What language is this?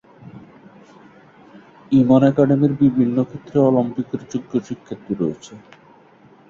Bangla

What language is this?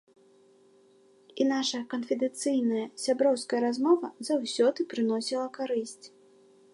Belarusian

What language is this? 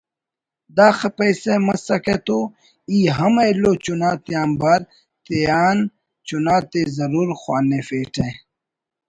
Brahui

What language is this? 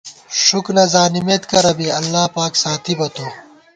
Gawar-Bati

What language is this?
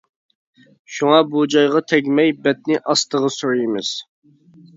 Uyghur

